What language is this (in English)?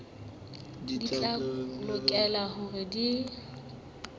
Southern Sotho